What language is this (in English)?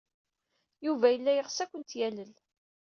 Kabyle